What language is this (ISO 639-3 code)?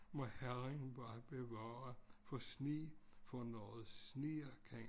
dan